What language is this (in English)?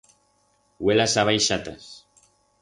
Aragonese